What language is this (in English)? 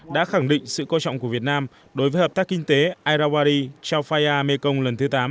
Vietnamese